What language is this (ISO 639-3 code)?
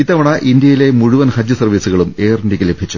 mal